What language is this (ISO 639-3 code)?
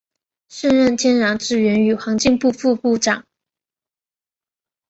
zho